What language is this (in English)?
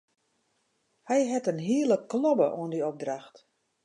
Western Frisian